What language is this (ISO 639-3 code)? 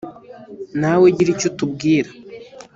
kin